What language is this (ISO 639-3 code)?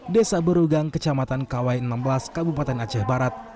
ind